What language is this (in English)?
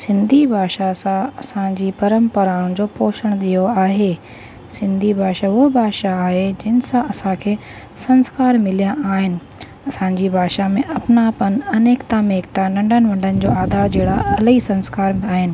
Sindhi